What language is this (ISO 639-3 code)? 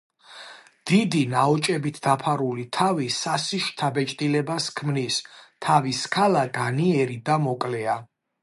kat